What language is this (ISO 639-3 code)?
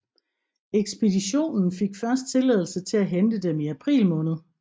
dan